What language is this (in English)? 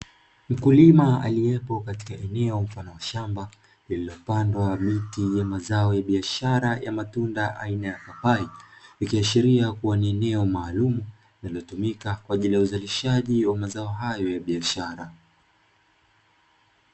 Swahili